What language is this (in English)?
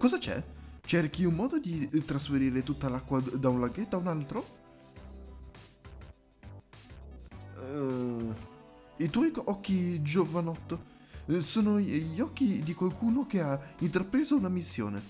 Italian